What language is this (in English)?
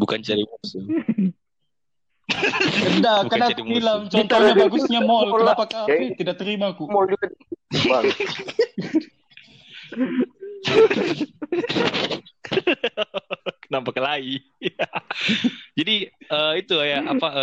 Indonesian